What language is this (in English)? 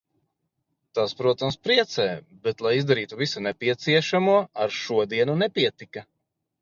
Latvian